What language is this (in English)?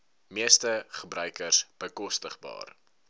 Afrikaans